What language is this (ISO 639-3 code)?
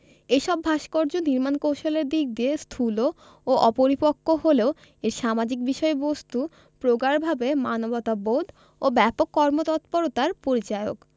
ben